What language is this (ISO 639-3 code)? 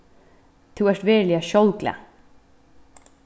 fao